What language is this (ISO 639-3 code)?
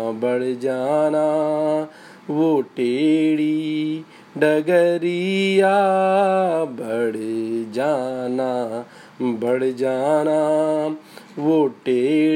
hin